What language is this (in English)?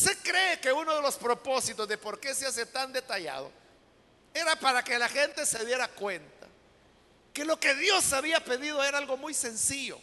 Spanish